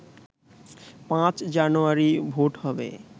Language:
Bangla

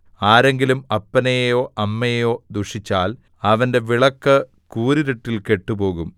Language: Malayalam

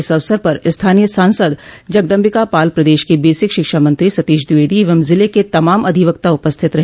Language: Hindi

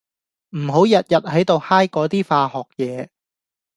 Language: Cantonese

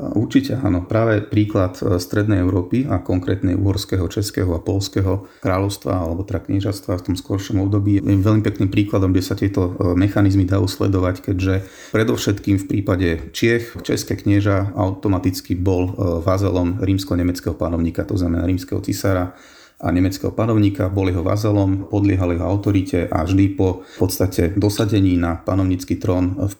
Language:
Slovak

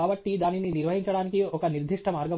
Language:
Telugu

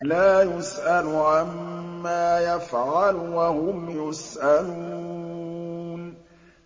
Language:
Arabic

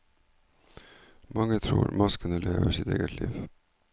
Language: Norwegian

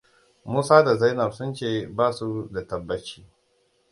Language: Hausa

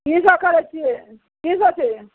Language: Maithili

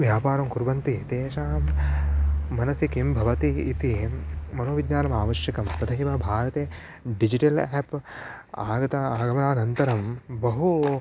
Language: Sanskrit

